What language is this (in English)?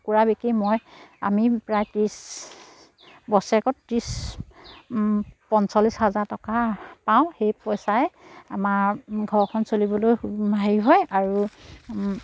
Assamese